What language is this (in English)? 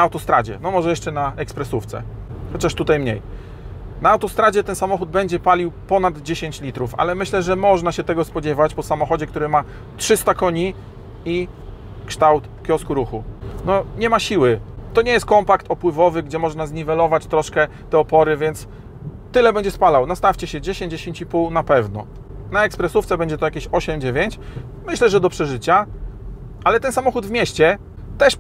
Polish